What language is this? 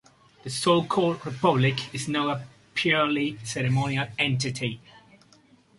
English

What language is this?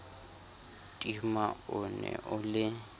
Southern Sotho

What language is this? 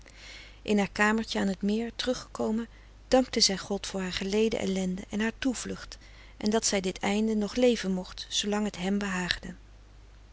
Dutch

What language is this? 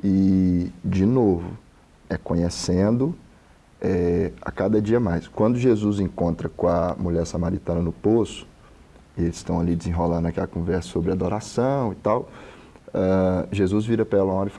Portuguese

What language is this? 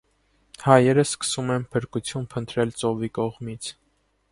Armenian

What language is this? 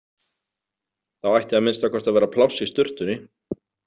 Icelandic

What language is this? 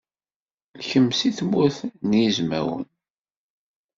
Kabyle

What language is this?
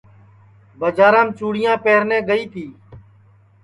Sansi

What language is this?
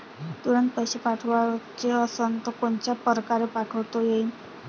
Marathi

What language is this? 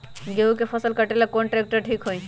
Magahi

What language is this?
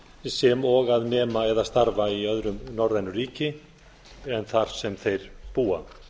Icelandic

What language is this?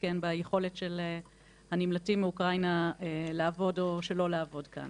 Hebrew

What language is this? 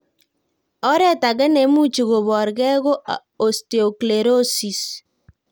Kalenjin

